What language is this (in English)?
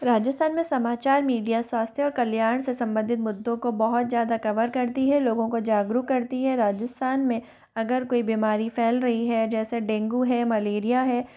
Hindi